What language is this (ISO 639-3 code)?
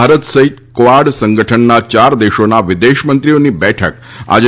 guj